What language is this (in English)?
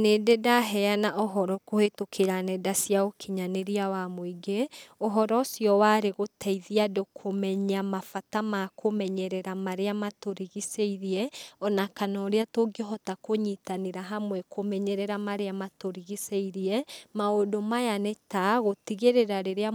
Kikuyu